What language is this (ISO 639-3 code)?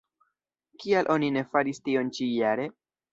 epo